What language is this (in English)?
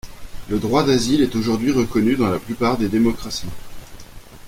French